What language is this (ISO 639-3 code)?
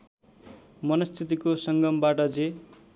nep